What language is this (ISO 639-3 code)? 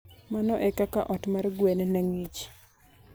luo